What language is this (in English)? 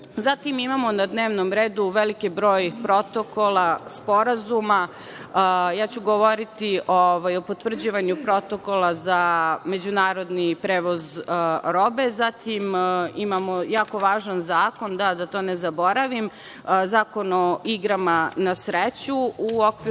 Serbian